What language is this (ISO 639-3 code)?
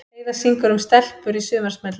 isl